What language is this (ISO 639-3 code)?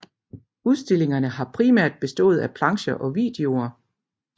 dan